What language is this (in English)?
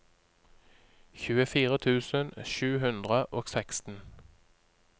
Norwegian